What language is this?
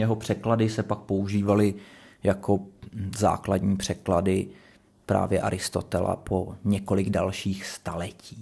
Czech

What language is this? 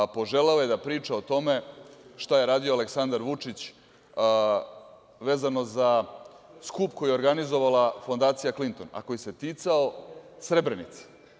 Serbian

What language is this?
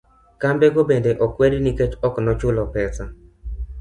Luo (Kenya and Tanzania)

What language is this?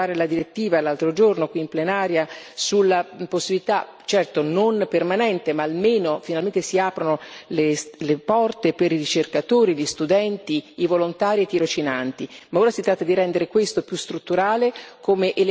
Italian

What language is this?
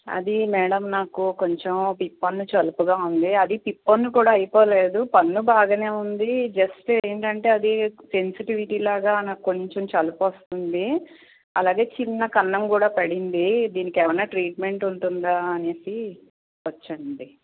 Telugu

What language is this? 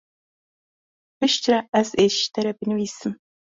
Kurdish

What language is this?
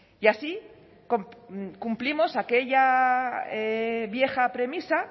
Spanish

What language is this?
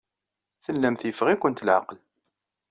Kabyle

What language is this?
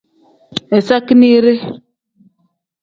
Tem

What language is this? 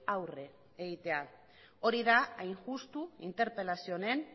Basque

